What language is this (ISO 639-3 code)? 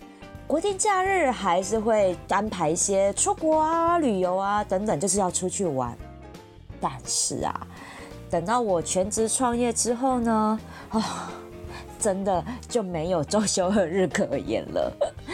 zho